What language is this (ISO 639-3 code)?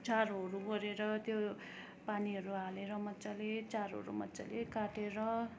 nep